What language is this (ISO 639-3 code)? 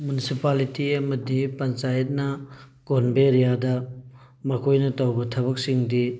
mni